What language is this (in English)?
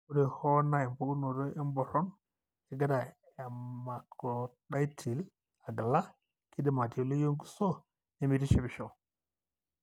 Masai